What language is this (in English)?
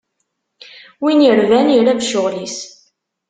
Kabyle